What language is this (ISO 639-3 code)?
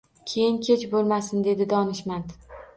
uzb